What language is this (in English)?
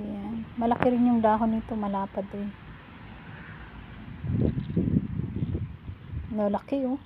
Filipino